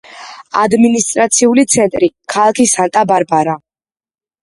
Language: Georgian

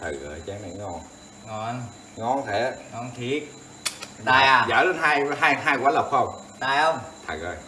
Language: Vietnamese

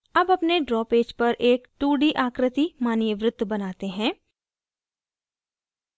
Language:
Hindi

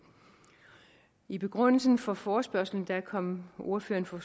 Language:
Danish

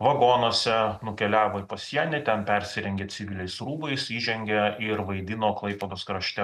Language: Lithuanian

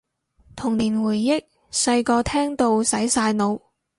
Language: Cantonese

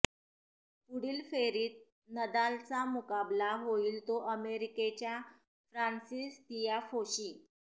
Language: Marathi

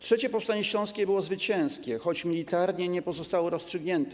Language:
Polish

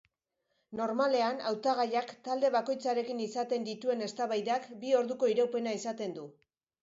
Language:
Basque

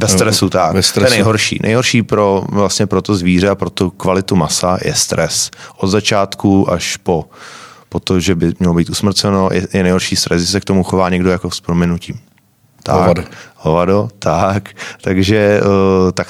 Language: Czech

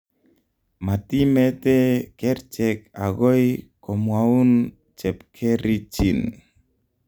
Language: Kalenjin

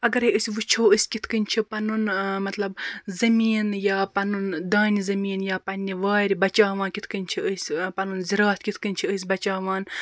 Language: Kashmiri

